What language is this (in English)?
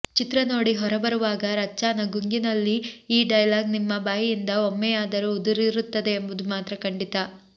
Kannada